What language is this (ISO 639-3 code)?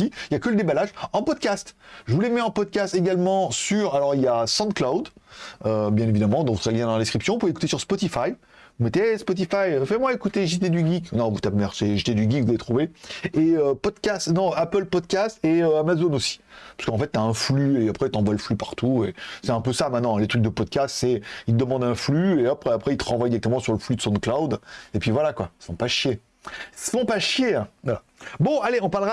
fra